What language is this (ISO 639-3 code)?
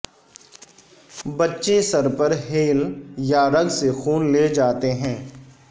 urd